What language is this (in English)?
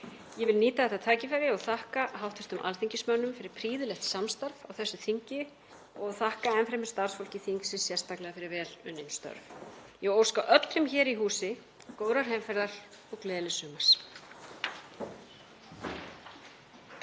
Icelandic